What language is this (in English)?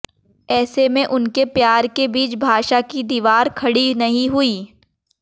Hindi